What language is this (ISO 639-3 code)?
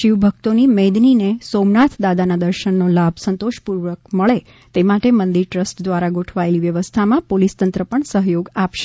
guj